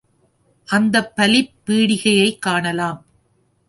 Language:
Tamil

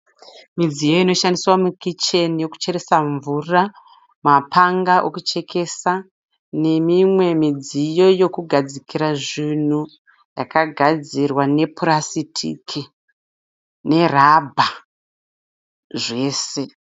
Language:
Shona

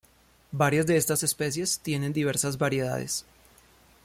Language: Spanish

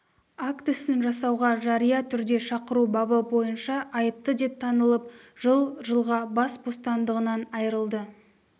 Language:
Kazakh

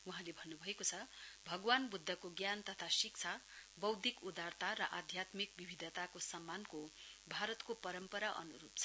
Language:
Nepali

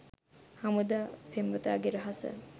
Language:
Sinhala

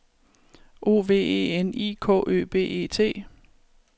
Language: Danish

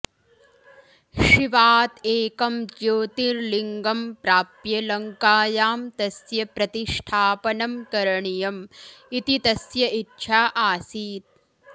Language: Sanskrit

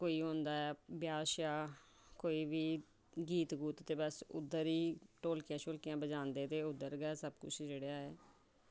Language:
Dogri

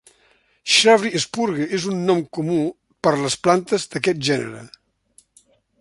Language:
Catalan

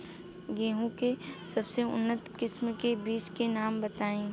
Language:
Bhojpuri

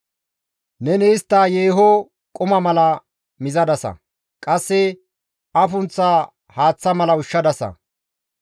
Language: Gamo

